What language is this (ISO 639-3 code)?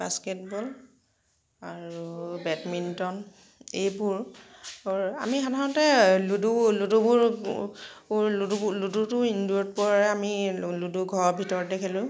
asm